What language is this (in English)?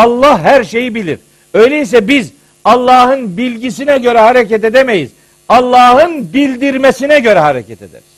Turkish